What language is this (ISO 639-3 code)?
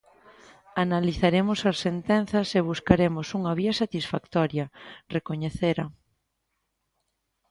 glg